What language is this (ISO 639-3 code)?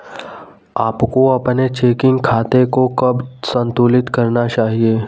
hin